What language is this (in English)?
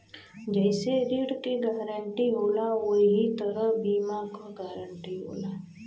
Bhojpuri